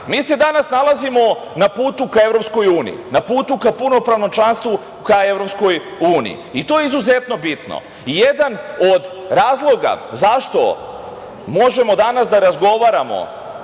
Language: Serbian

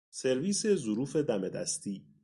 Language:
Persian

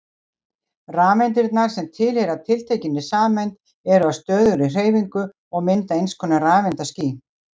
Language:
Icelandic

